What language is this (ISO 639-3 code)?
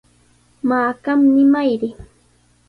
qws